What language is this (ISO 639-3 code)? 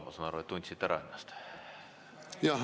est